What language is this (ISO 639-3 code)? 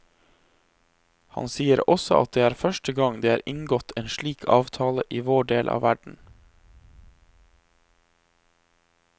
nor